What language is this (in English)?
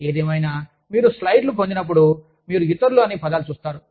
Telugu